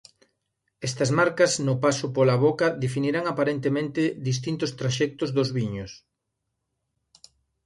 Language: Galician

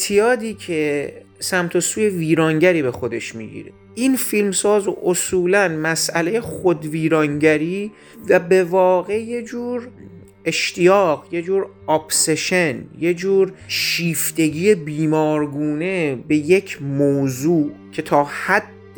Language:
Persian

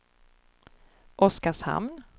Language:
Swedish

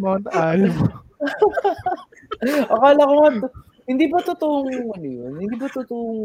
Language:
Filipino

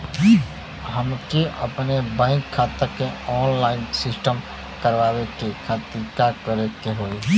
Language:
Bhojpuri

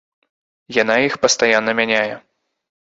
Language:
Belarusian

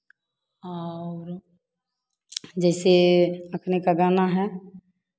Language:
Hindi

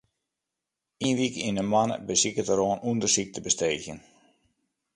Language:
Western Frisian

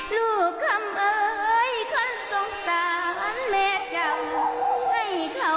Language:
Thai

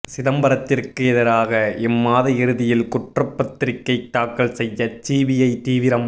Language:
Tamil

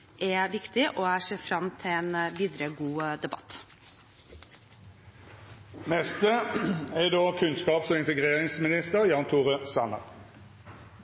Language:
Norwegian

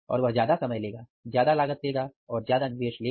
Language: Hindi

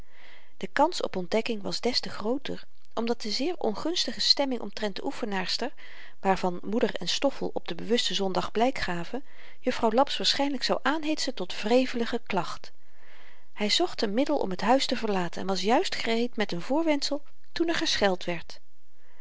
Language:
Dutch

